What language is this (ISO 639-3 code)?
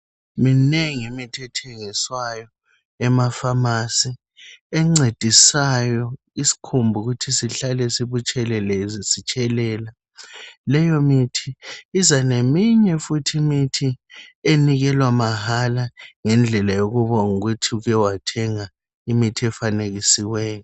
nde